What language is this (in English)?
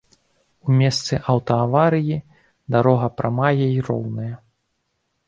Belarusian